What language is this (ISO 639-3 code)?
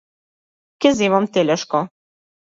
mkd